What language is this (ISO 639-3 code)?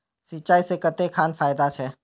mag